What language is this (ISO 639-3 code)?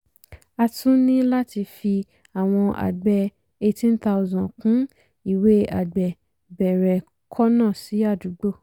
yor